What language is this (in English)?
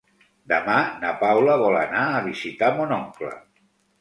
Catalan